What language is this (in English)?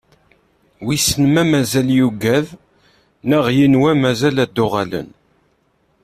Kabyle